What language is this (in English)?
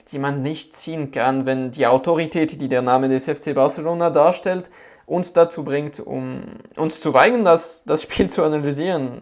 German